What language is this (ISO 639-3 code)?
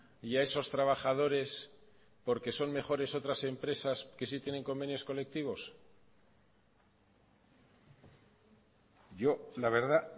spa